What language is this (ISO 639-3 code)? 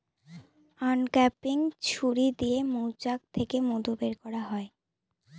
ben